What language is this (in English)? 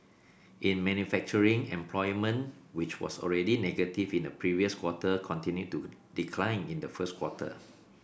English